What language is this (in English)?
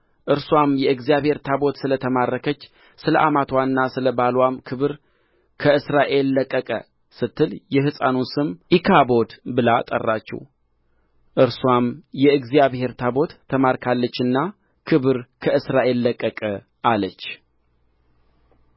Amharic